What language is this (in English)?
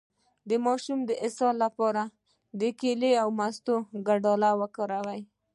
Pashto